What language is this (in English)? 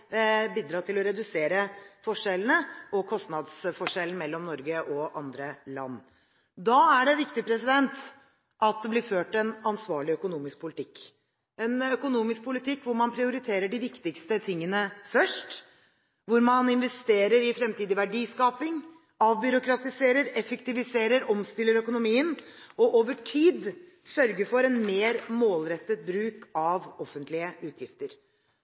Norwegian Bokmål